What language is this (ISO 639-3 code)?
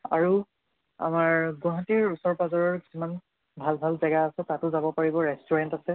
asm